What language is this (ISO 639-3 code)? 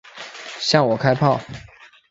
zho